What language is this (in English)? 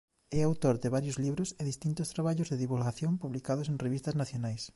Galician